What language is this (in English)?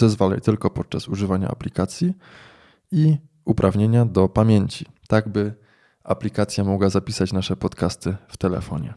Polish